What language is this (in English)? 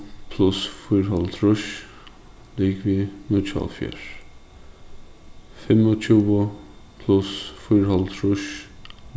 Faroese